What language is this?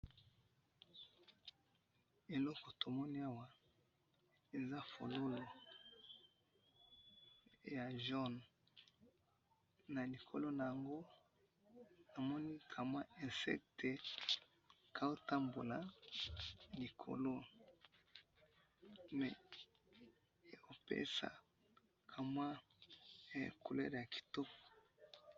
Lingala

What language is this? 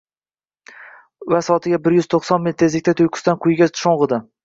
Uzbek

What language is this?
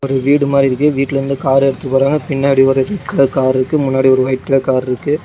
Tamil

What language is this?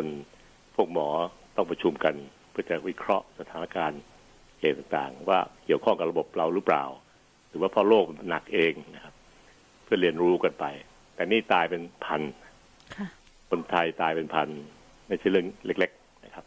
Thai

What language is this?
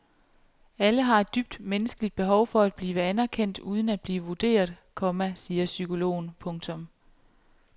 Danish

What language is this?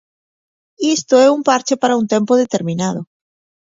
Galician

